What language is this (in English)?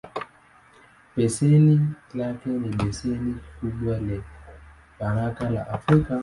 Swahili